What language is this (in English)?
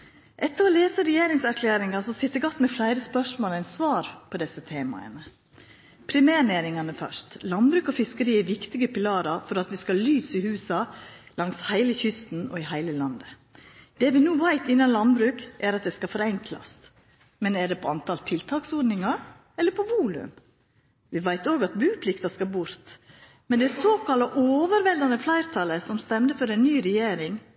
Norwegian Nynorsk